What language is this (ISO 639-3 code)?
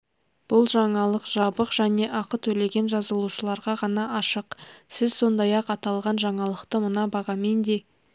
kaz